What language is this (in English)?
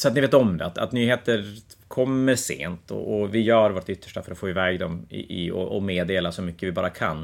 Swedish